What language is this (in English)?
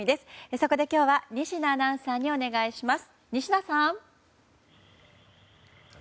Japanese